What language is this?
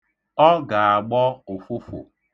Igbo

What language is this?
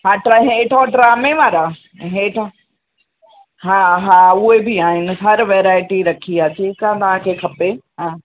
Sindhi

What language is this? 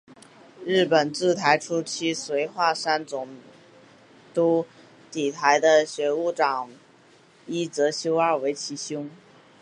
Chinese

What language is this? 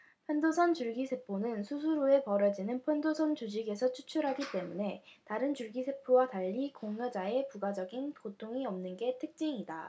Korean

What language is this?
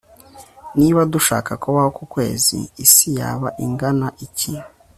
Kinyarwanda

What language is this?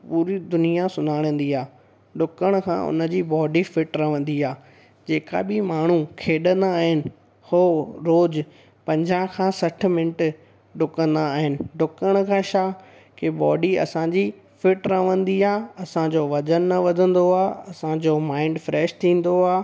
Sindhi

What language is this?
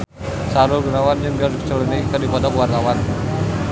Sundanese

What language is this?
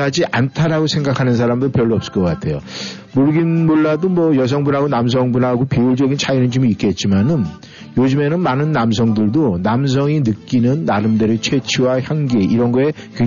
Korean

